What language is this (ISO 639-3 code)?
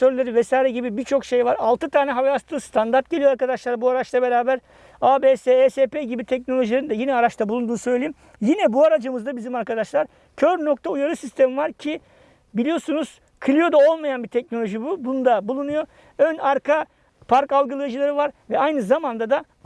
tur